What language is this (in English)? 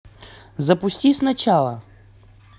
Russian